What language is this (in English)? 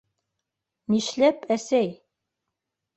Bashkir